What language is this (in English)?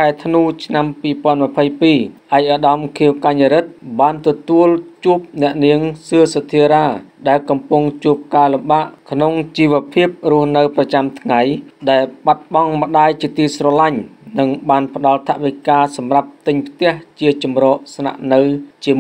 Thai